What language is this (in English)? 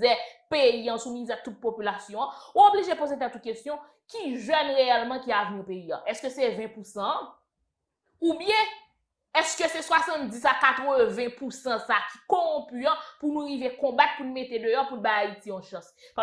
French